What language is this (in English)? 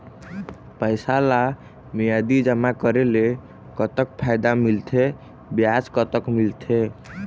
Chhattisgarhi